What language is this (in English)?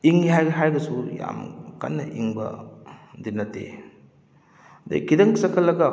Manipuri